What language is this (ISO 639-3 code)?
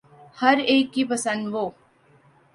urd